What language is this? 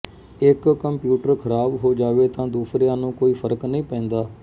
Punjabi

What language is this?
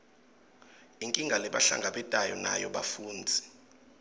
Swati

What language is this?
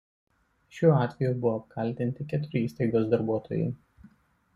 Lithuanian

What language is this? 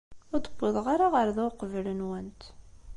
Kabyle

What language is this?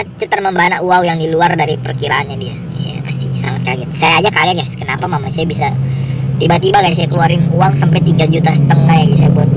Indonesian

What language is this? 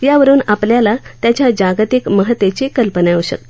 Marathi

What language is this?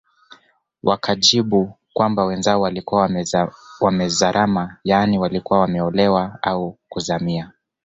Swahili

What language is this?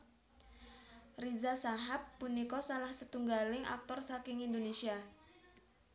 Javanese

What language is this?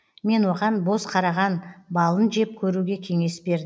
Kazakh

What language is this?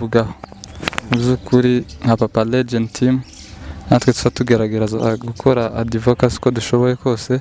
Korean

